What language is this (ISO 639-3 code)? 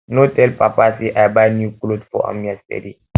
pcm